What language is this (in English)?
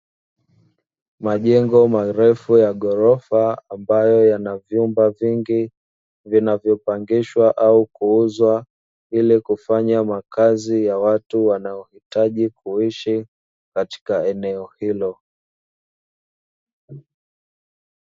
Swahili